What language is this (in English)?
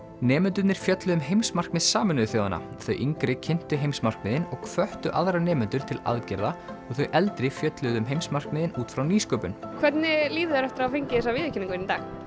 Icelandic